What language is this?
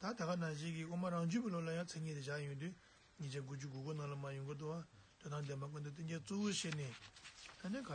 Turkish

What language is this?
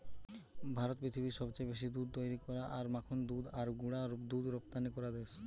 Bangla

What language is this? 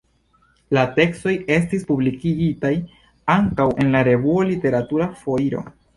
Esperanto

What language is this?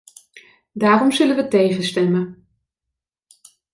Dutch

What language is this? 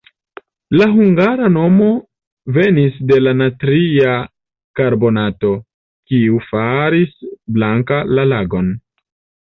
Esperanto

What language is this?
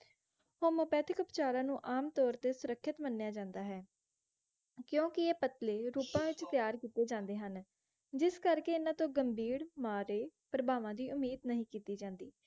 Punjabi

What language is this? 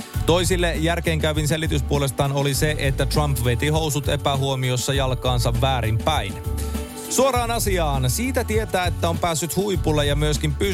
Finnish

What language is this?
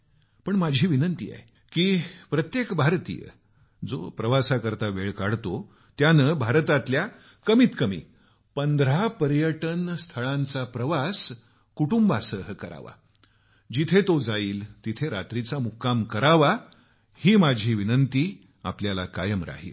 Marathi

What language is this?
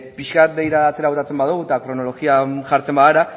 Basque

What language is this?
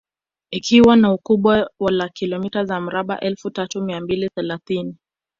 Swahili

